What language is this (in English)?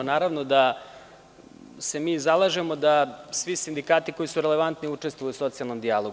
Serbian